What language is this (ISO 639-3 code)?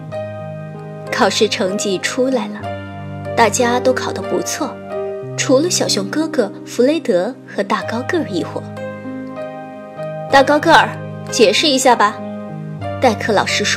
zho